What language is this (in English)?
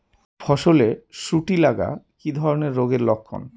Bangla